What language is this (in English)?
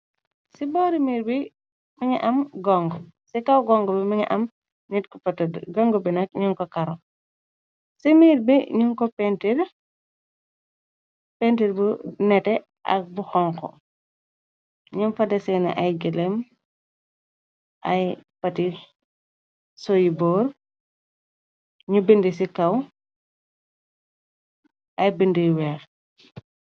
Wolof